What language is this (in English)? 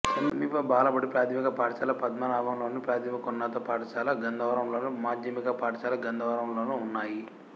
Telugu